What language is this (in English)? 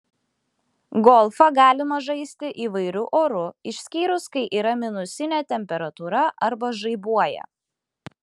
Lithuanian